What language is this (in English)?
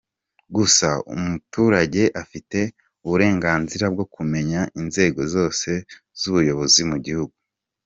Kinyarwanda